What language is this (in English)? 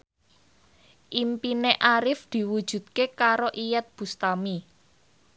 Javanese